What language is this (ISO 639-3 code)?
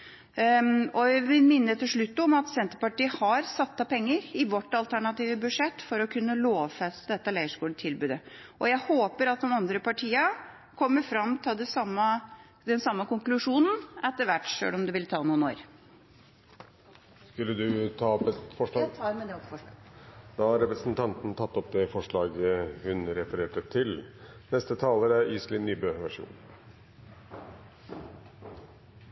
nob